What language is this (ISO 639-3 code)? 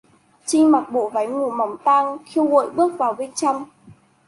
vie